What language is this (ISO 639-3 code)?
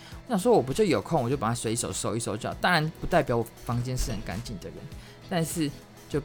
zho